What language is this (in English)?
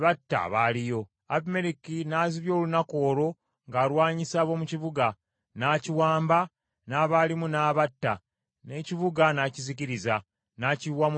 Ganda